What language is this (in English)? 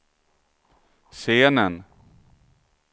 Swedish